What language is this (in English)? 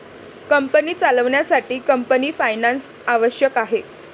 Marathi